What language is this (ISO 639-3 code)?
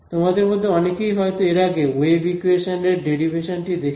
ben